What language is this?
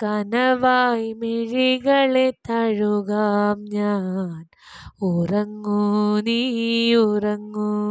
Malayalam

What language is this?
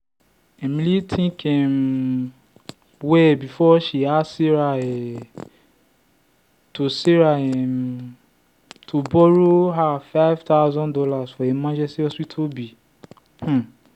Nigerian Pidgin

